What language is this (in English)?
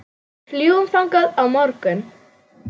Icelandic